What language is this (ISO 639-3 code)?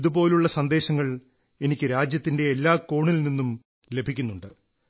mal